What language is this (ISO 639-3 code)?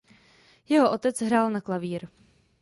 ces